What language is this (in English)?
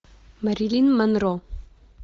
Russian